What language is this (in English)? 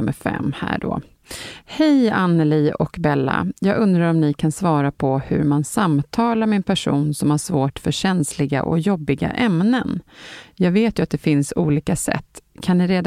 Swedish